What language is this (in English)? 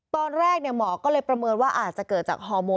Thai